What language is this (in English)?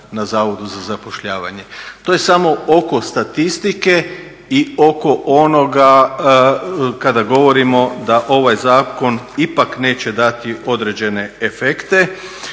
Croatian